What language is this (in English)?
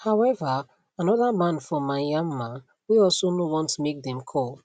Nigerian Pidgin